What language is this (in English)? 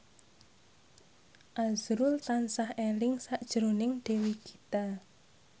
Javanese